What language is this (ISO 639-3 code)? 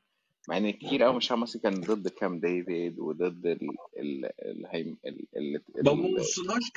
ara